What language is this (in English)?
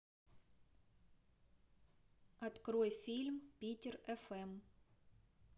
Russian